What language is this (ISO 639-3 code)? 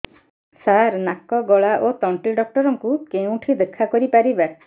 ori